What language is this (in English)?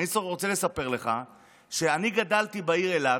Hebrew